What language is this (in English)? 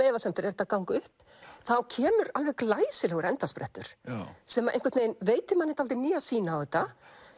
Icelandic